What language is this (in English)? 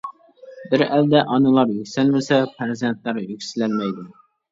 Uyghur